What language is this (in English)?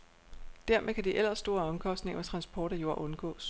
Danish